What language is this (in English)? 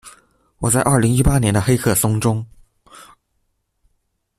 Chinese